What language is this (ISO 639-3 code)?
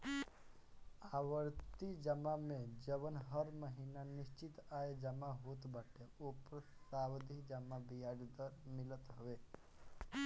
bho